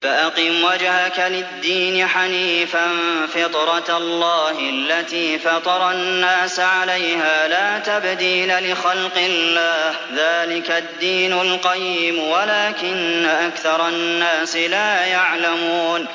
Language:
Arabic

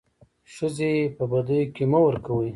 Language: Pashto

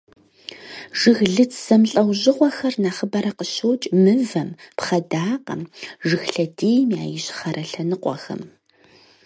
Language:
Kabardian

